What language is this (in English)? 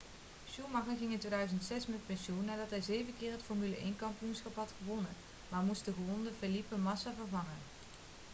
Dutch